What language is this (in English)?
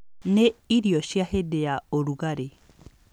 Kikuyu